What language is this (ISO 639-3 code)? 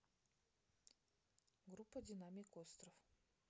rus